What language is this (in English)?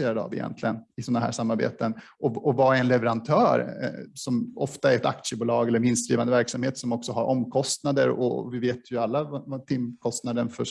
Swedish